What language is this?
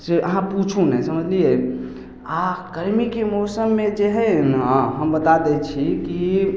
Maithili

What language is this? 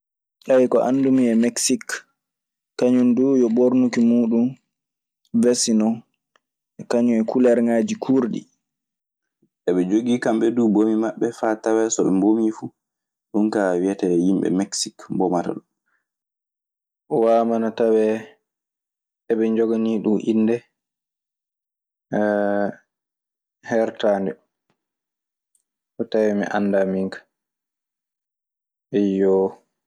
Maasina Fulfulde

